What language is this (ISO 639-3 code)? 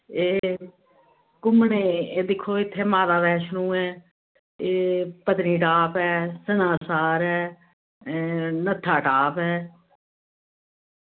doi